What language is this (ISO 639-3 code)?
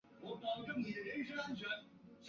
zho